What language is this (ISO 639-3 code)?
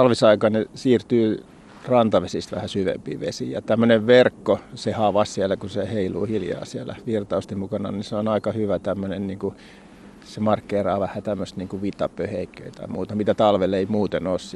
fin